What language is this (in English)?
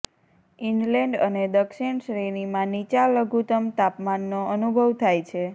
Gujarati